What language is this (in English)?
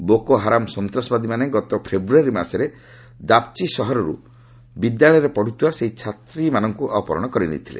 Odia